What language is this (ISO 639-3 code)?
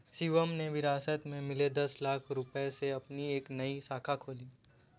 hin